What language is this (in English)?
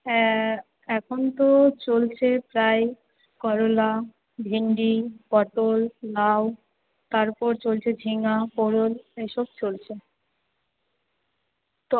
Bangla